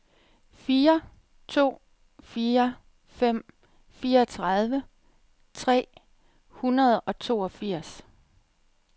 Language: Danish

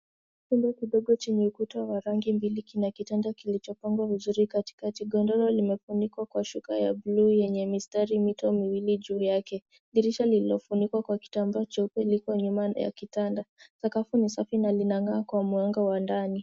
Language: Swahili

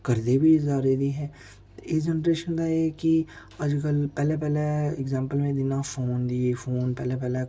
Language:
Dogri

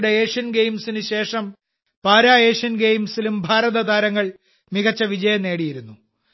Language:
Malayalam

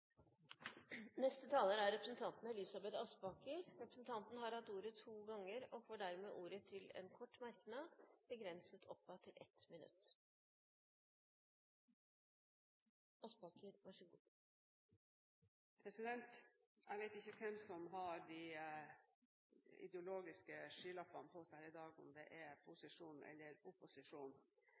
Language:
Norwegian Bokmål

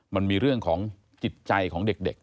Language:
Thai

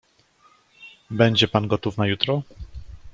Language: Polish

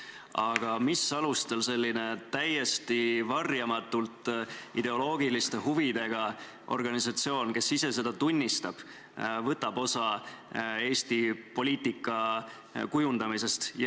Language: Estonian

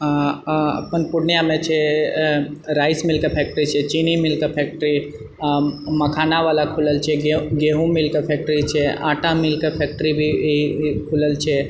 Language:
Maithili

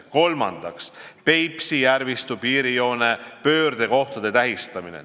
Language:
Estonian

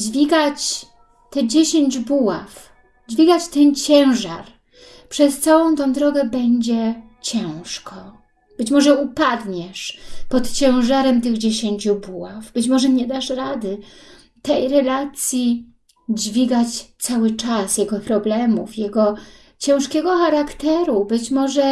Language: Polish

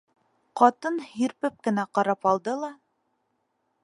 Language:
Bashkir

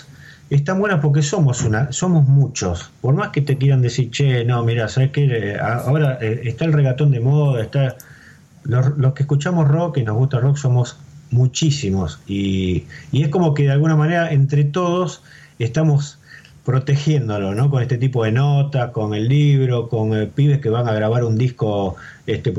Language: Spanish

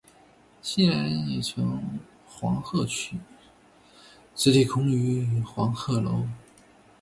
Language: Chinese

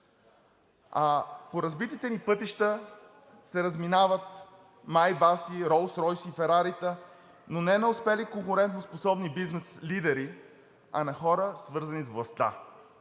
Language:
Bulgarian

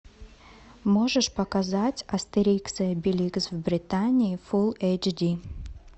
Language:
Russian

